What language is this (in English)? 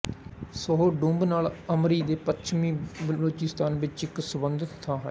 Punjabi